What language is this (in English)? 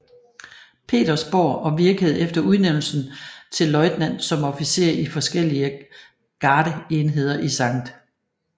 Danish